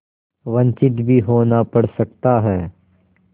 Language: Hindi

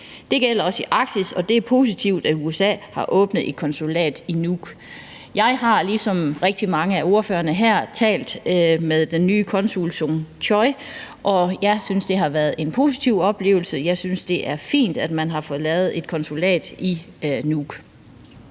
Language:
Danish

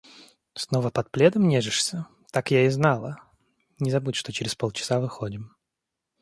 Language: Russian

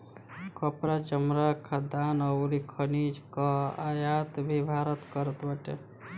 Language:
Bhojpuri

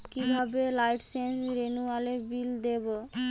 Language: Bangla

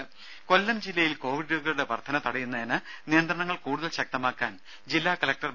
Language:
Malayalam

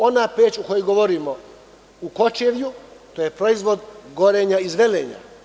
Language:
Serbian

